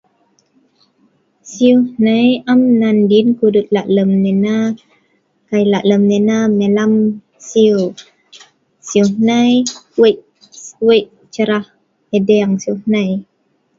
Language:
Sa'ban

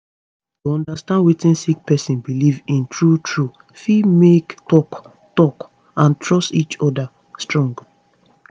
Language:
Nigerian Pidgin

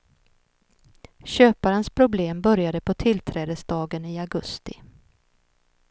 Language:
Swedish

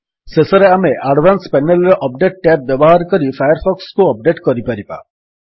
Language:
Odia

